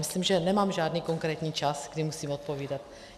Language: Czech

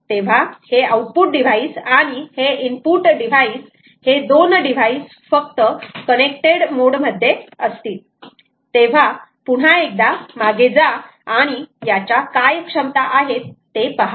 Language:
Marathi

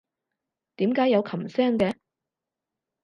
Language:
Cantonese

